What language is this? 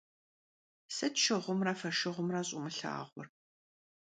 Kabardian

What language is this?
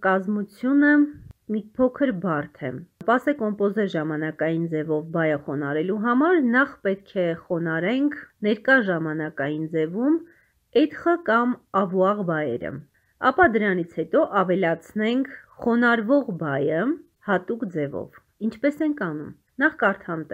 Polish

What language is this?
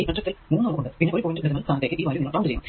Malayalam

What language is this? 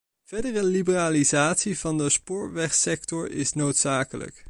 Dutch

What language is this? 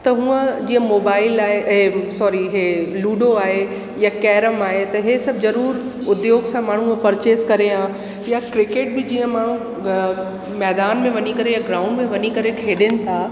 Sindhi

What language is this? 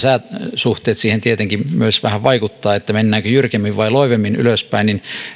Finnish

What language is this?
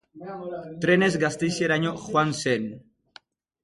Basque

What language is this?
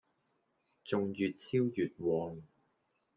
Cantonese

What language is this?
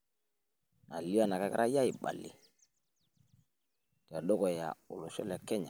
Masai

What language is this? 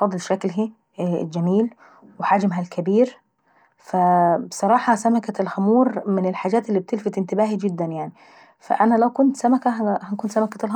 Saidi Arabic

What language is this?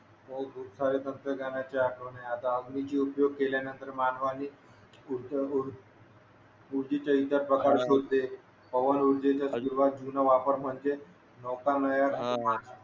Marathi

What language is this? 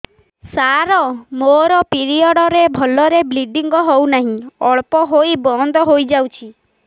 Odia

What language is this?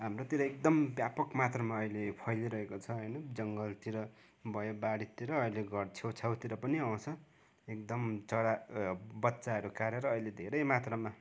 Nepali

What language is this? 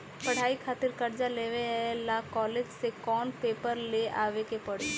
Bhojpuri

